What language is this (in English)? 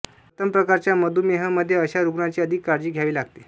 Marathi